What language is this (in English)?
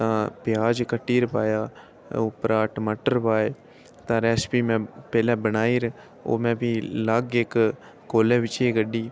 Dogri